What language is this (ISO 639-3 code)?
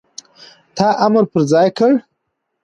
pus